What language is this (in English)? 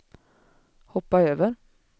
Swedish